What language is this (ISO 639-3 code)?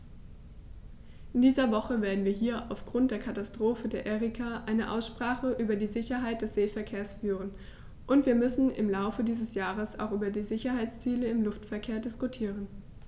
deu